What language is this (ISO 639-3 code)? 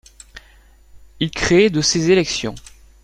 fra